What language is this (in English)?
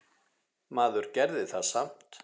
Icelandic